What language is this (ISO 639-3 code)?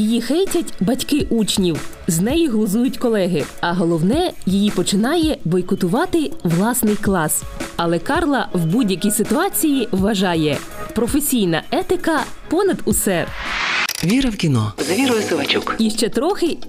ukr